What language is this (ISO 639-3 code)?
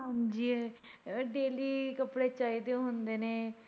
pan